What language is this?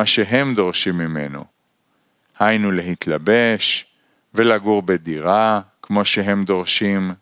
Hebrew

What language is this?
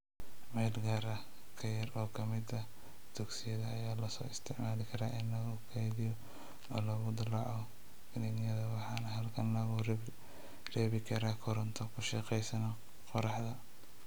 Somali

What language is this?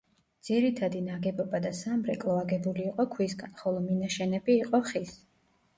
Georgian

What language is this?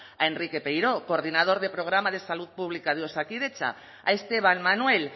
Spanish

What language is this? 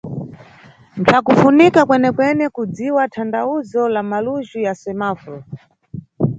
Nyungwe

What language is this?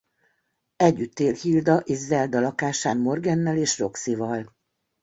Hungarian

